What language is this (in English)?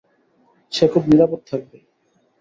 Bangla